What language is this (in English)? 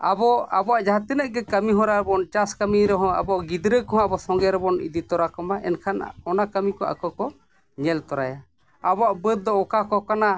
Santali